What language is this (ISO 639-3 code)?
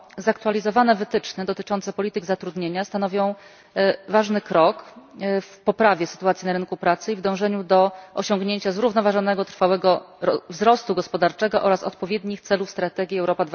pol